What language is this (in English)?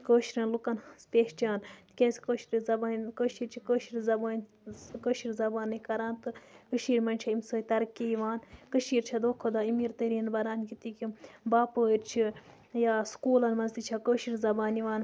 Kashmiri